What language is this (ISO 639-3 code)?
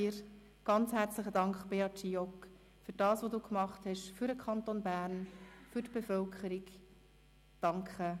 gsw